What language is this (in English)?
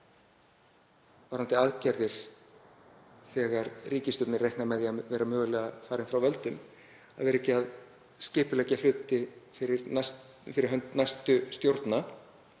Icelandic